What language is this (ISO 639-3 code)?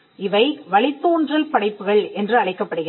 tam